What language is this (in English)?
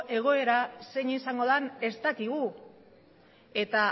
Basque